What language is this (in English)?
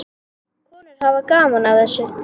Icelandic